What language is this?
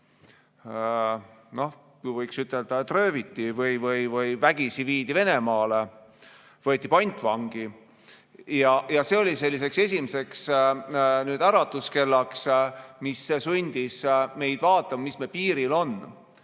Estonian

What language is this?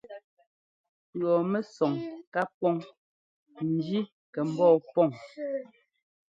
Ngomba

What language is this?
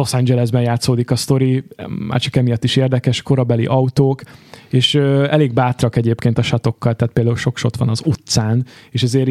Hungarian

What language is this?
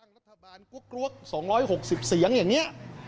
Thai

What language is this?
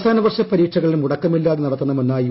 Malayalam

